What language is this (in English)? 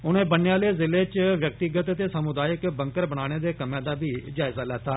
Dogri